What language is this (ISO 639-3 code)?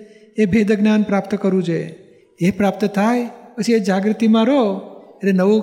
guj